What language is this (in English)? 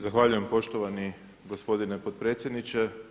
Croatian